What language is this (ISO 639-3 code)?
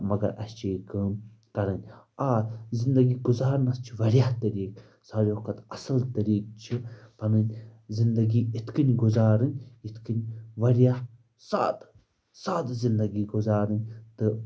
kas